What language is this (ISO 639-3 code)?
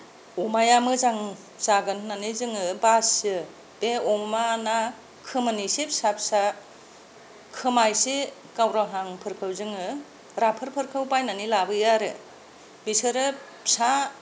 brx